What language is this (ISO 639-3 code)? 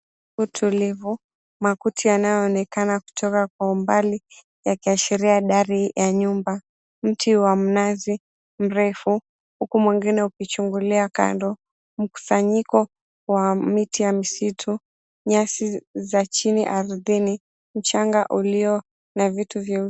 swa